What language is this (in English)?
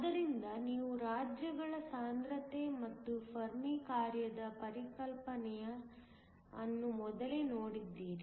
Kannada